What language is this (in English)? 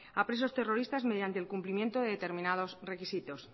Spanish